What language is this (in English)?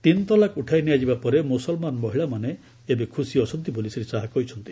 Odia